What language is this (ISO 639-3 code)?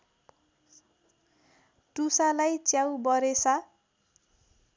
nep